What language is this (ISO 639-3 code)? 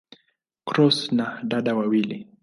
swa